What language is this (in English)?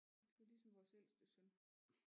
Danish